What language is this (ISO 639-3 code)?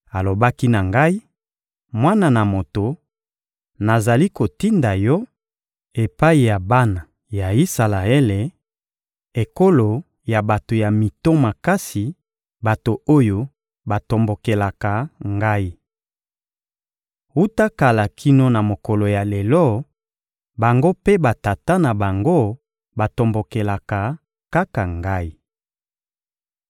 lin